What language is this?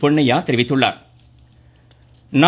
Tamil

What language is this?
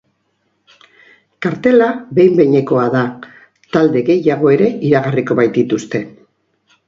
Basque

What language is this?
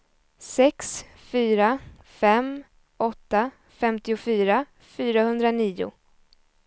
Swedish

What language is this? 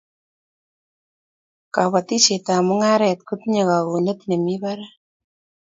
Kalenjin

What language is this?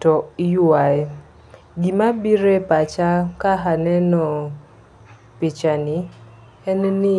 Luo (Kenya and Tanzania)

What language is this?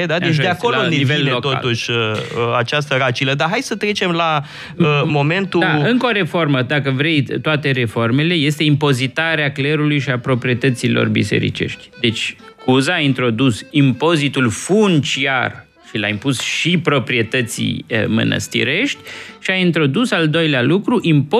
Romanian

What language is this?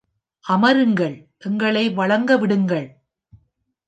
Tamil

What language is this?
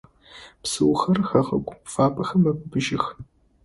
Adyghe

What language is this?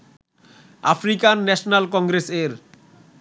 Bangla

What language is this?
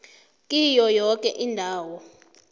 South Ndebele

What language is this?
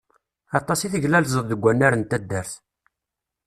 Kabyle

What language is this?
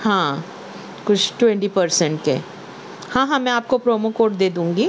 Urdu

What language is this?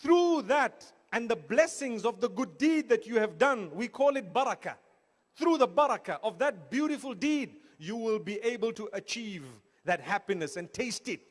Romanian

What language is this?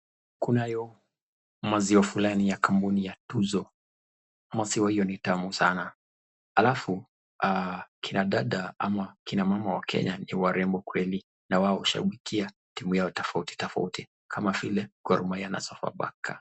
Swahili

